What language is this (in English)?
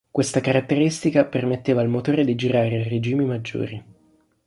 Italian